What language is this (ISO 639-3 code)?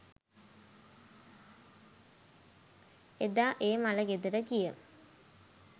sin